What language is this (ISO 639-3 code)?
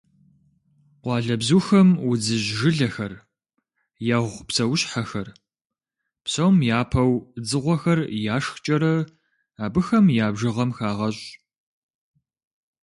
kbd